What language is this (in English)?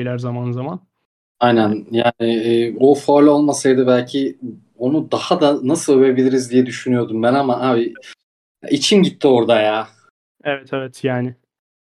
Turkish